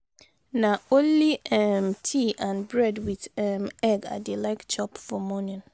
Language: Nigerian Pidgin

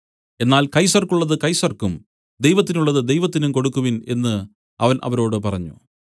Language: Malayalam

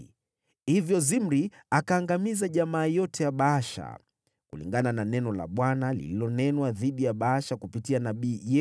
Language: Swahili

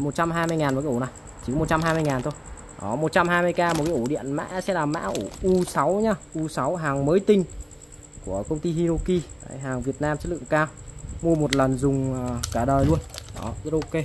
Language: Vietnamese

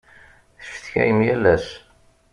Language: Kabyle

